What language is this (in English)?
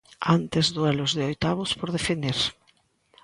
Galician